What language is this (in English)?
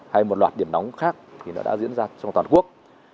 Vietnamese